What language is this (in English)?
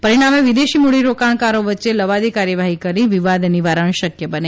Gujarati